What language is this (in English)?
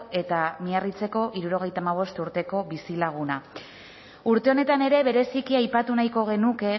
Basque